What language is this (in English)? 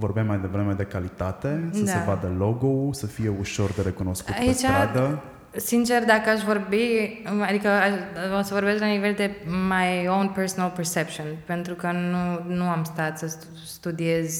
Romanian